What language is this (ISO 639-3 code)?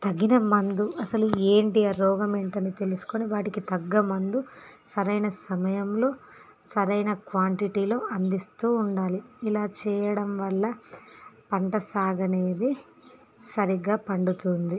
tel